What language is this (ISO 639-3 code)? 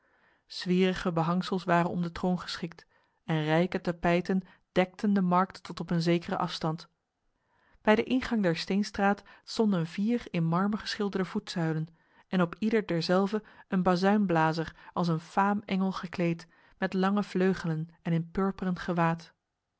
nld